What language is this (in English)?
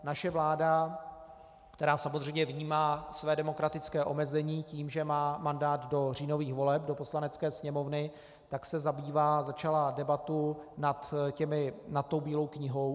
Czech